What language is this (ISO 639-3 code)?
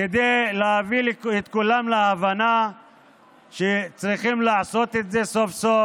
heb